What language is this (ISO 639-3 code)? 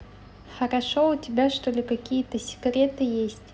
rus